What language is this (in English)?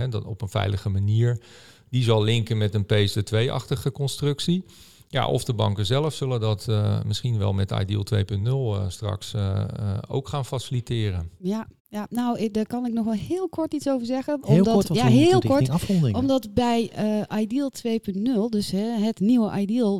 Dutch